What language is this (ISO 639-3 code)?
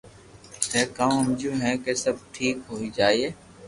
lrk